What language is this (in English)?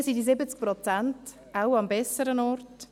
Swiss German